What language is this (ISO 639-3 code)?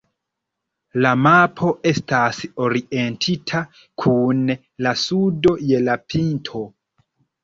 epo